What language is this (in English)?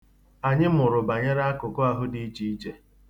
Igbo